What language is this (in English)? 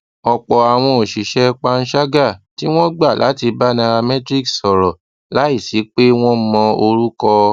Yoruba